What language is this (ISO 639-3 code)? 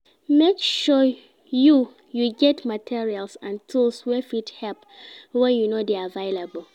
pcm